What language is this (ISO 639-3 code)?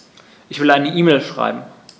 deu